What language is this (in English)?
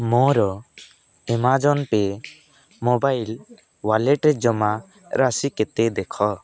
Odia